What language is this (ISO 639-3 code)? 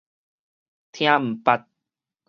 nan